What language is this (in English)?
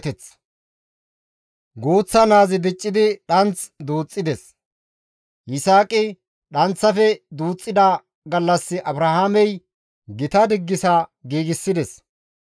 Gamo